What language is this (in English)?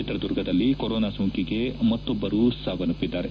Kannada